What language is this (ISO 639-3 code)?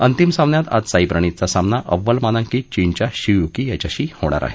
mar